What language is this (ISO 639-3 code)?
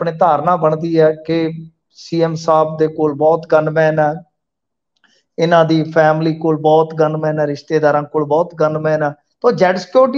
hin